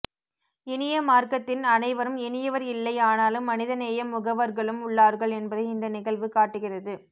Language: Tamil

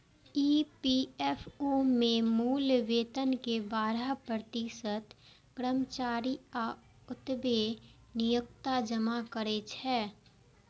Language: Maithili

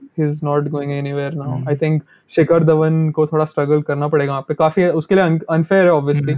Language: Hindi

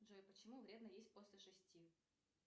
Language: Russian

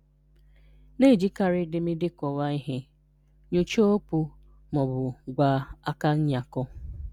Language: Igbo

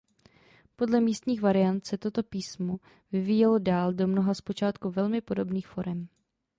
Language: Czech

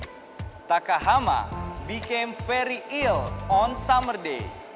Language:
Indonesian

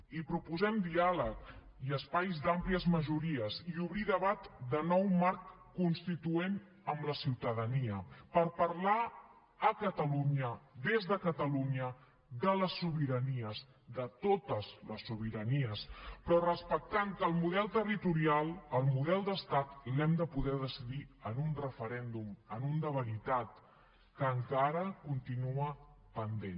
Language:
Catalan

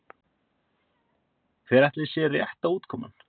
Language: Icelandic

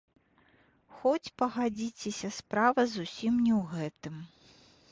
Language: Belarusian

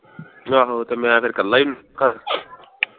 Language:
Punjabi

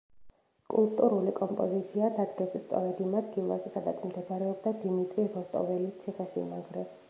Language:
Georgian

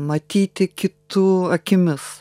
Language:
Lithuanian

